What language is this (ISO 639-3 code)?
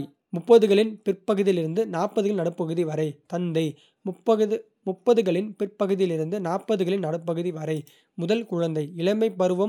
kfe